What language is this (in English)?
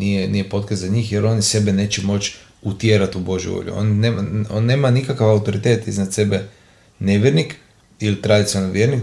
Croatian